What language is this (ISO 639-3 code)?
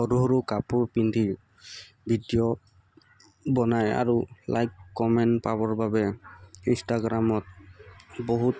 asm